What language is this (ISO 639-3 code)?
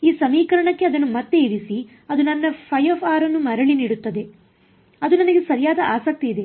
kan